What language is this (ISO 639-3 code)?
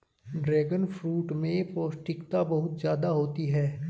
hin